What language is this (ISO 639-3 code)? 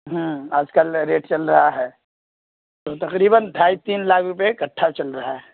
urd